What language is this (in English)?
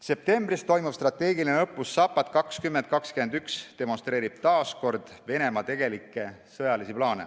Estonian